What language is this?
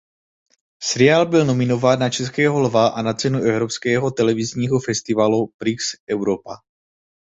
Czech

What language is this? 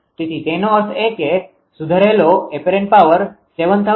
Gujarati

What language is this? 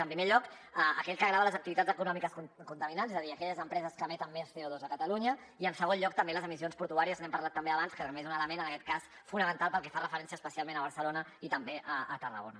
Catalan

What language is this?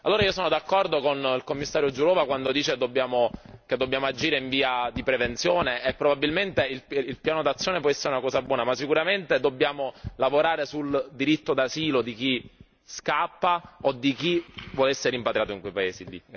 Italian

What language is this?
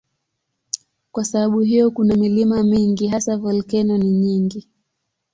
Swahili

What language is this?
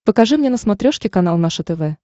Russian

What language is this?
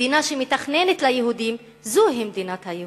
Hebrew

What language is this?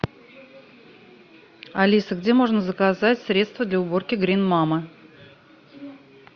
Russian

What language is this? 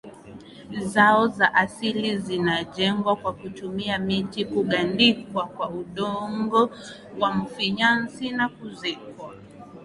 Swahili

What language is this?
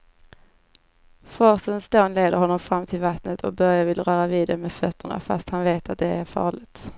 Swedish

